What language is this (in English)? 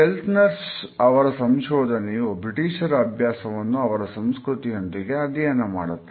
Kannada